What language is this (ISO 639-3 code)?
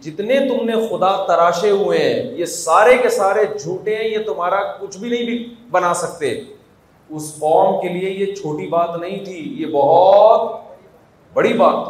urd